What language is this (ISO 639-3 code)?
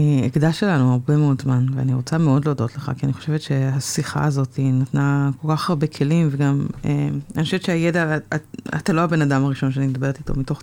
heb